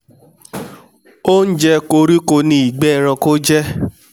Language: Yoruba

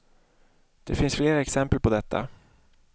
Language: Swedish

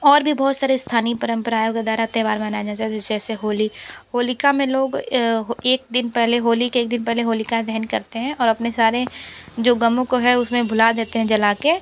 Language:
Hindi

